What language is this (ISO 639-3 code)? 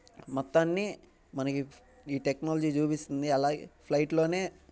tel